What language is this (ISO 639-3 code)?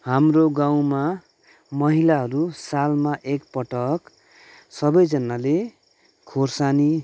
nep